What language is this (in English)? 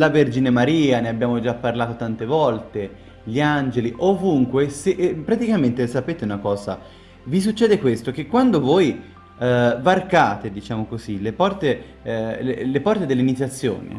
Italian